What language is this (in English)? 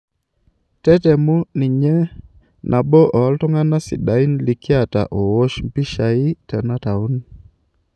Masai